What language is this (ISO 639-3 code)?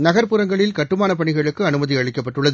tam